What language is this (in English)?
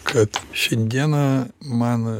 Lithuanian